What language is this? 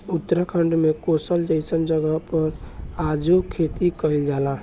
Bhojpuri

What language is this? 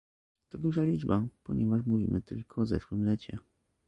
Polish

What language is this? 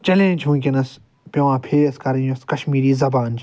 Kashmiri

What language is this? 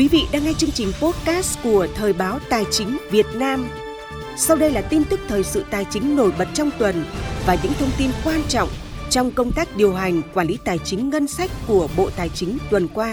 Vietnamese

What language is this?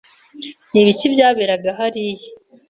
Kinyarwanda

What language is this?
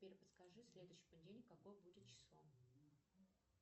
Russian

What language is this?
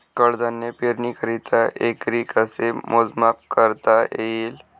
Marathi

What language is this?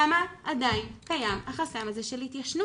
Hebrew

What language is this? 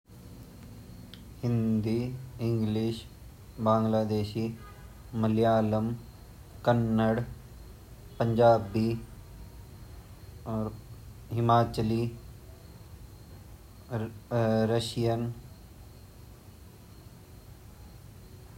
Garhwali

